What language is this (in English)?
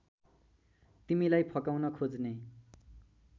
Nepali